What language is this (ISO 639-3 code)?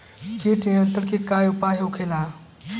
bho